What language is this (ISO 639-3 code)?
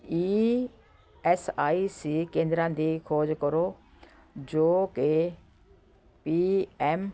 pan